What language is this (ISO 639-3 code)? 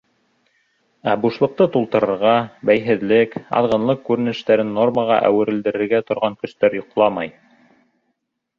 bak